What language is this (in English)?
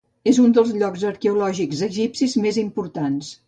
Catalan